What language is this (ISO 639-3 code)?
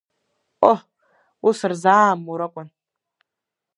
abk